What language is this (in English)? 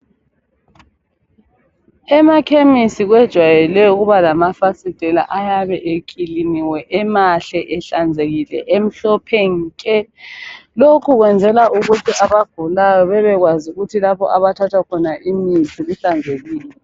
North Ndebele